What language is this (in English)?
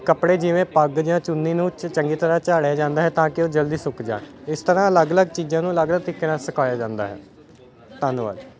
Punjabi